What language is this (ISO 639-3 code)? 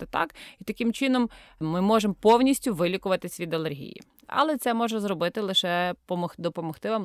ukr